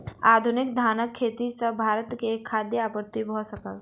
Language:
Maithili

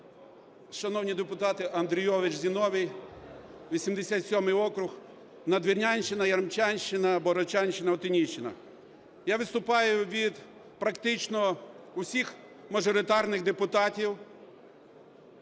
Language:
Ukrainian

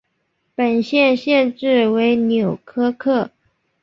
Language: Chinese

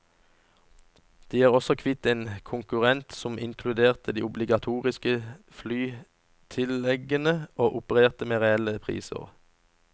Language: Norwegian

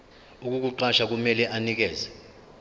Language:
Zulu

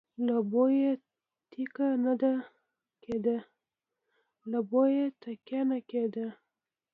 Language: Pashto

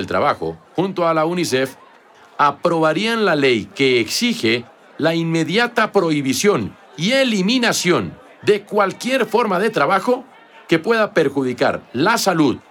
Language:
Spanish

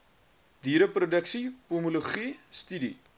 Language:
Afrikaans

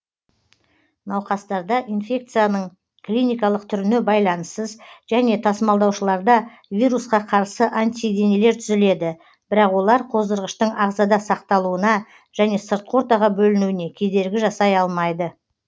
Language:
Kazakh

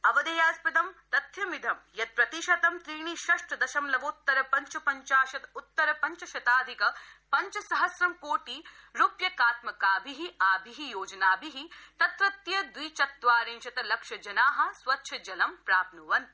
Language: Sanskrit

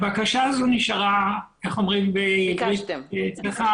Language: Hebrew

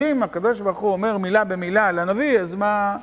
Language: Hebrew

